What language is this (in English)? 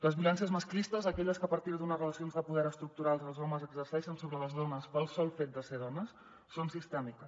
Catalan